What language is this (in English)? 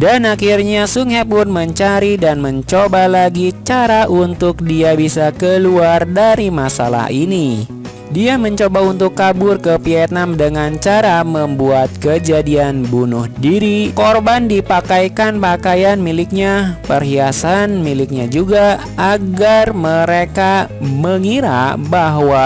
Indonesian